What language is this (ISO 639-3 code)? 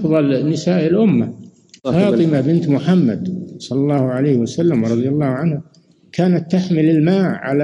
ara